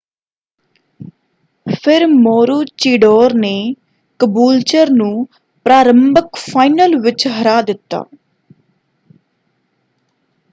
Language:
Punjabi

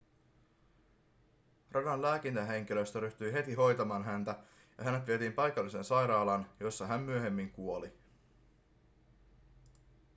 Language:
Finnish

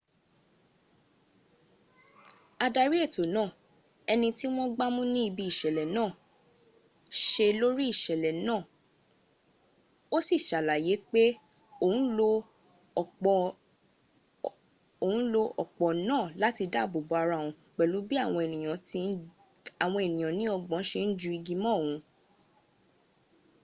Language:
Yoruba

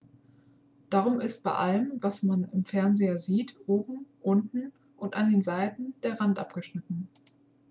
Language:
German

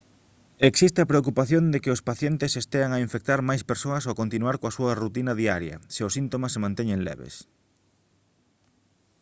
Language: Galician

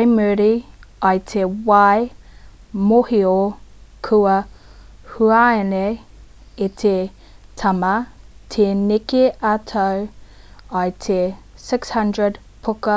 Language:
Māori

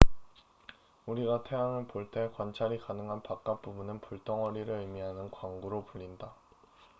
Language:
Korean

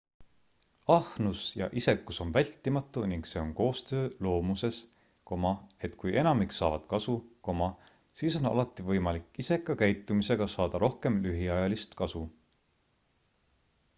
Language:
Estonian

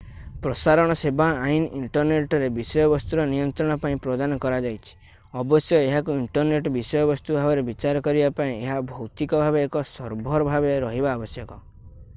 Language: Odia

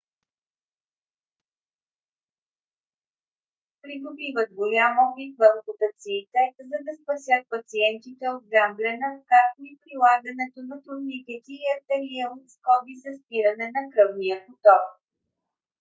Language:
Bulgarian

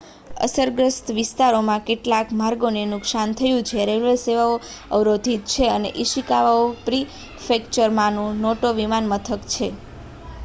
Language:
Gujarati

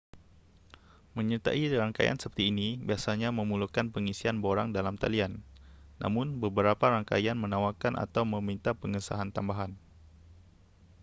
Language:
Malay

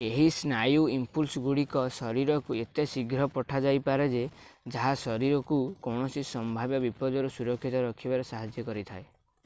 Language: Odia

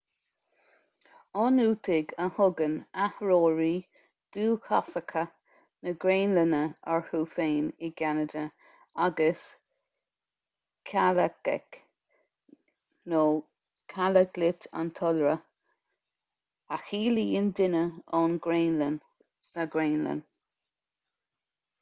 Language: Irish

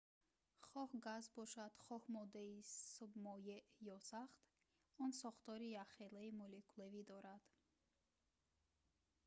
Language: Tajik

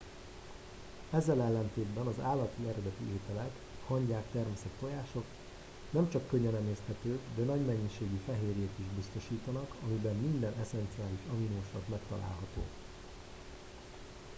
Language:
Hungarian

